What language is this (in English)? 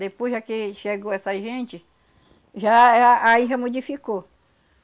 Portuguese